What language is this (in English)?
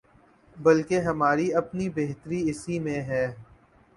Urdu